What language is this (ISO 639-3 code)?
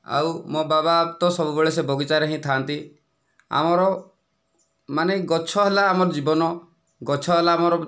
ori